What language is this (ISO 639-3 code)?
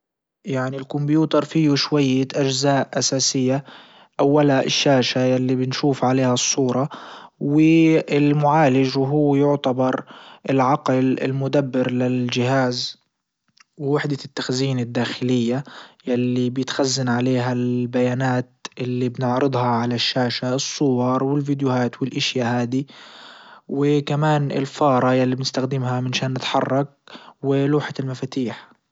ayl